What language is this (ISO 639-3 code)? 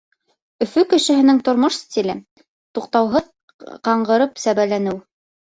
bak